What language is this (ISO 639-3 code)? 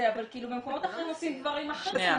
heb